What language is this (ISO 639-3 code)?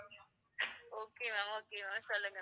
tam